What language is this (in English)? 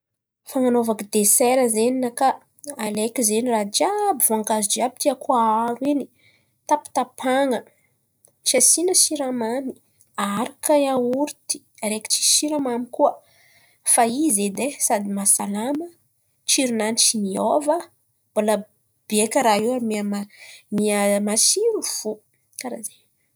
Antankarana Malagasy